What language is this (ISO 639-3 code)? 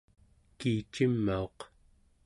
esu